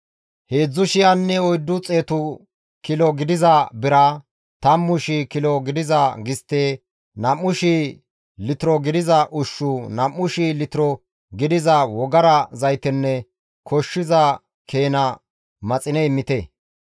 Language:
Gamo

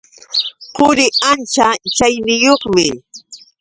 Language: Yauyos Quechua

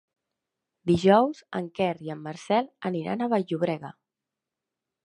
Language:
Catalan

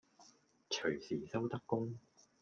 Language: Cantonese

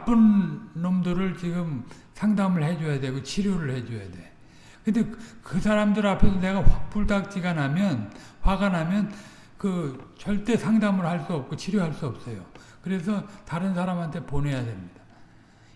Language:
Korean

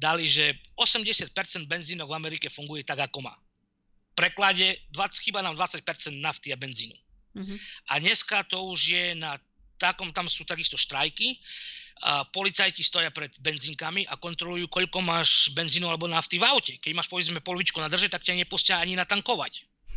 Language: Slovak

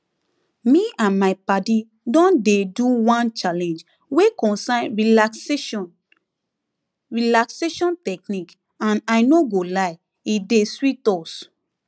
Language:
Nigerian Pidgin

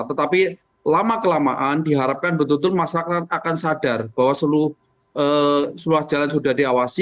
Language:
Indonesian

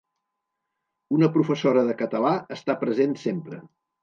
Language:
Catalan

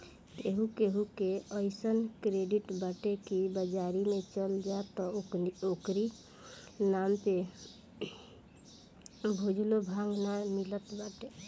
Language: Bhojpuri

